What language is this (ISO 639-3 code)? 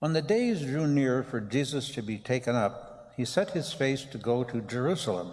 eng